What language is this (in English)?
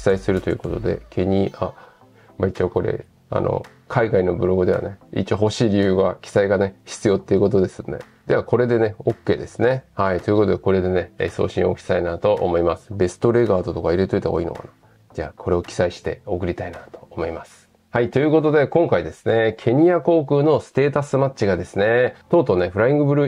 Japanese